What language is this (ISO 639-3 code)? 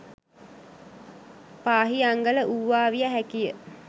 sin